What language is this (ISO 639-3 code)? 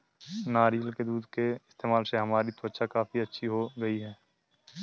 hin